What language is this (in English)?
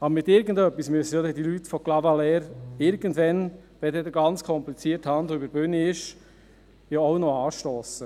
Swiss German